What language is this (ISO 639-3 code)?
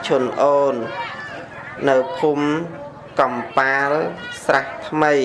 vie